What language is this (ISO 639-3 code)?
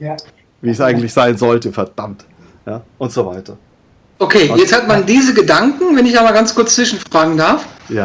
deu